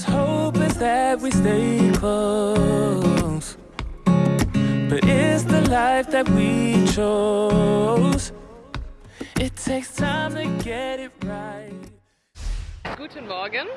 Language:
German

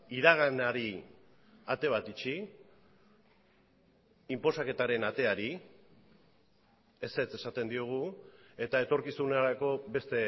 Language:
Basque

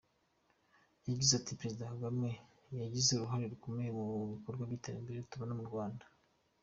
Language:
Kinyarwanda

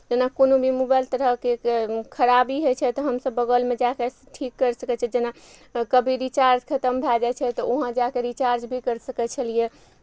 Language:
Maithili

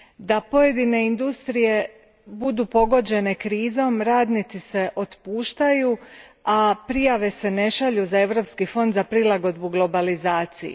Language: Croatian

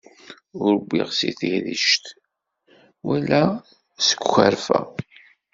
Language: Kabyle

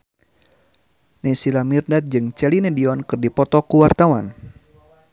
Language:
Sundanese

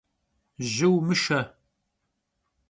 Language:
Kabardian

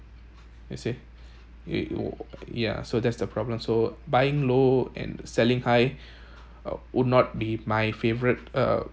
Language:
English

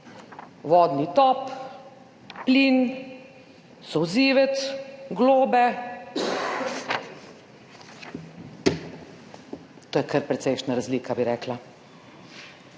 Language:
Slovenian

